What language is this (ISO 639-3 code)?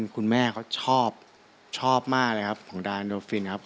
tha